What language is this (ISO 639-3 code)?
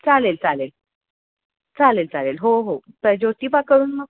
mar